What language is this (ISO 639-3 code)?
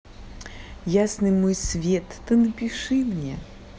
rus